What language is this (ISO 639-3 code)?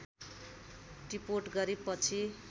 nep